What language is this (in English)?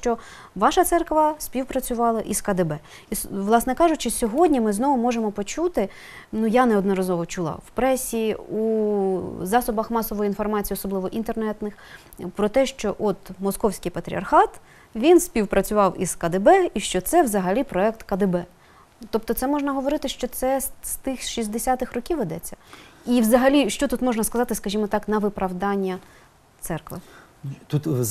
Ukrainian